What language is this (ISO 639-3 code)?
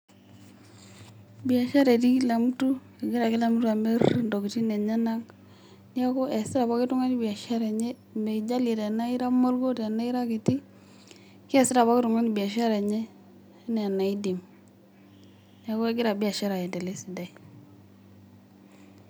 mas